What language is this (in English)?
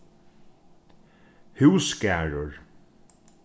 Faroese